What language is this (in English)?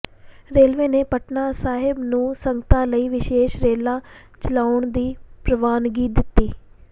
Punjabi